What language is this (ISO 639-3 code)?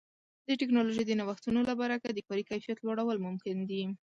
pus